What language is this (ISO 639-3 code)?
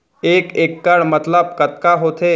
hne